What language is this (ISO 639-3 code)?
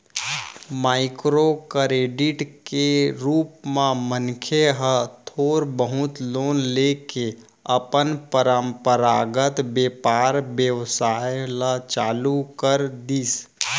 hne